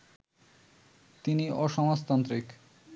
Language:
Bangla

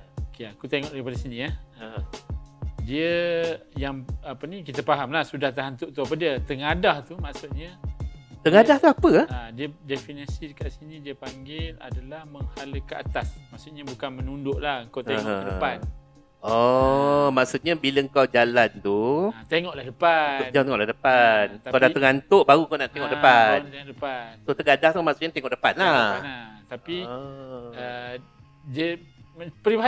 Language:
Malay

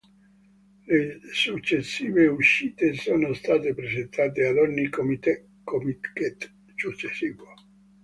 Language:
Italian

